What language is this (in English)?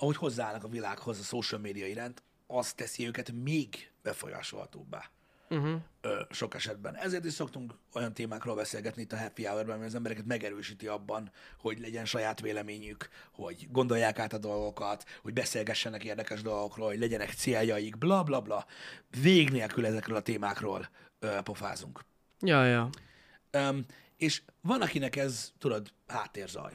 Hungarian